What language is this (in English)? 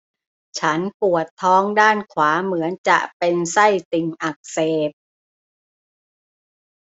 Thai